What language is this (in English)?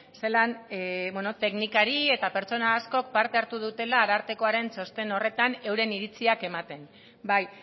Basque